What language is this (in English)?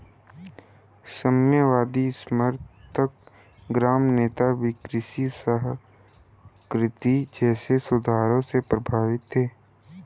Hindi